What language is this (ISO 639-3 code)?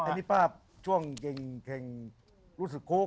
tha